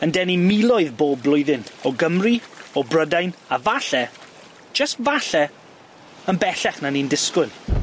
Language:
Welsh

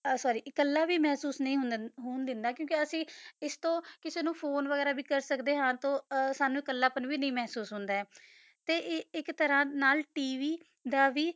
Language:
Punjabi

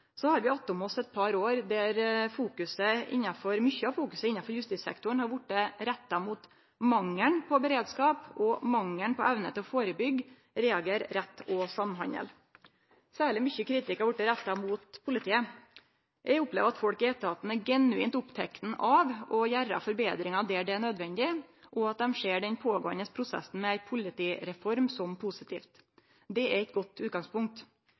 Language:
Norwegian Nynorsk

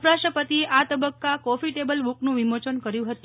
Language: Gujarati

